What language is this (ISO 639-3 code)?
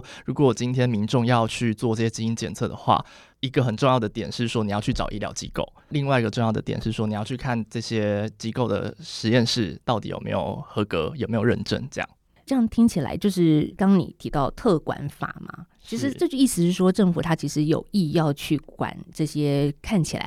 zho